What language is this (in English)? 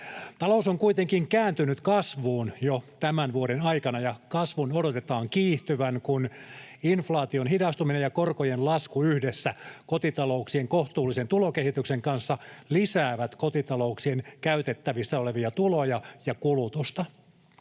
Finnish